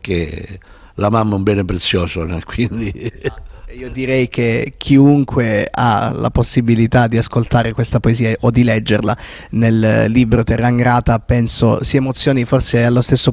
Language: Italian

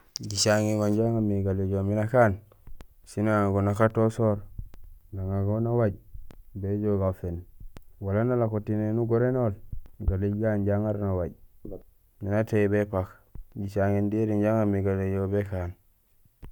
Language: Gusilay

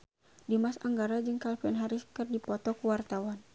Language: Sundanese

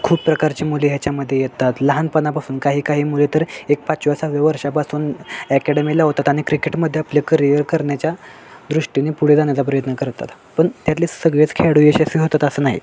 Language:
Marathi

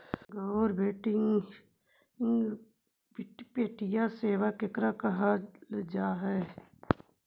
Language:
Magahi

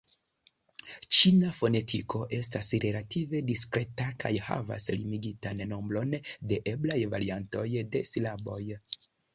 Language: Esperanto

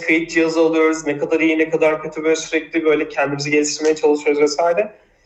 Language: Turkish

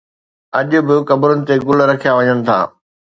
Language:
Sindhi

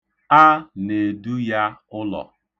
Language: Igbo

